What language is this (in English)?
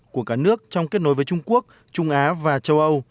Vietnamese